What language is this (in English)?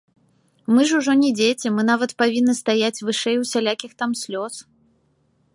Belarusian